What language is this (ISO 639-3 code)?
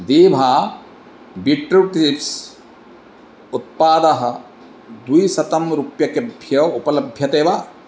san